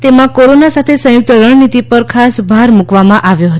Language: Gujarati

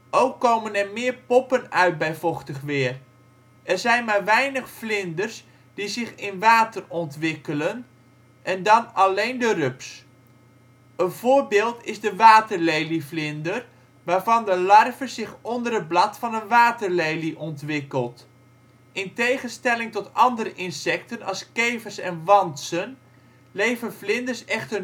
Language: Dutch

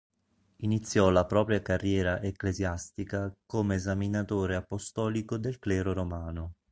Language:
Italian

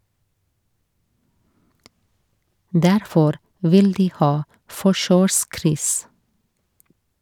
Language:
Norwegian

